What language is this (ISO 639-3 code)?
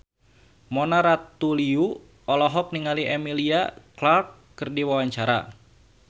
sun